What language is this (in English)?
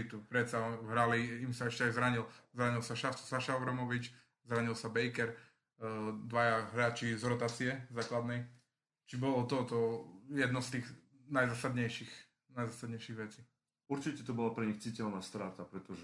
Slovak